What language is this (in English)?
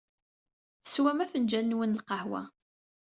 Kabyle